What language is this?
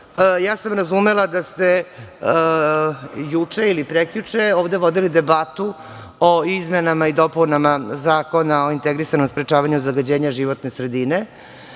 Serbian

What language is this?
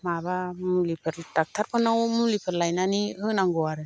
Bodo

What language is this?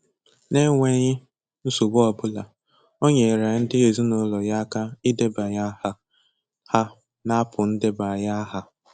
Igbo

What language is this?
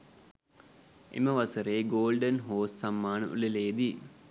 Sinhala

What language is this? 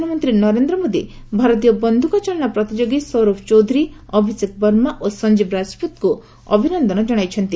Odia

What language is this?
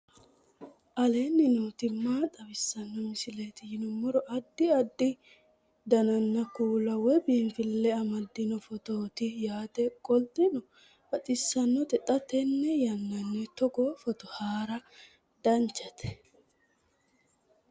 Sidamo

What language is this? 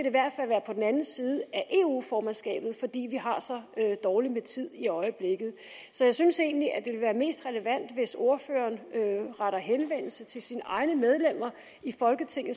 Danish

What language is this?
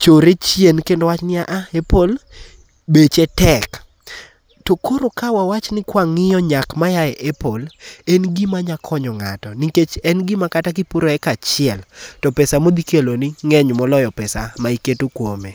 Luo (Kenya and Tanzania)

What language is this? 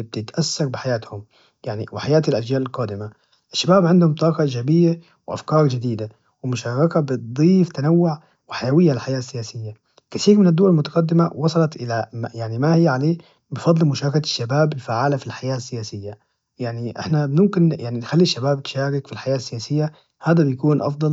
Najdi Arabic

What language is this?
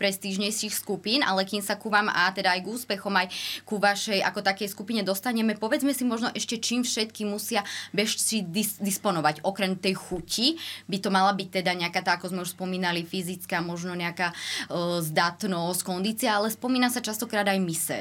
Slovak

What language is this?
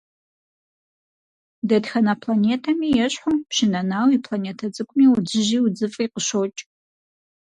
Kabardian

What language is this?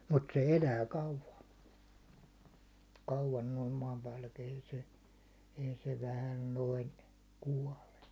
Finnish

